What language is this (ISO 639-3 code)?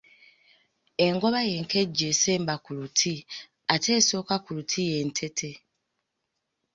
lug